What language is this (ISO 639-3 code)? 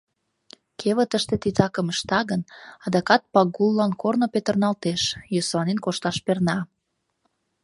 chm